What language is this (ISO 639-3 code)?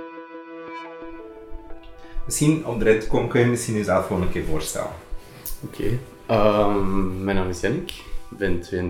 nld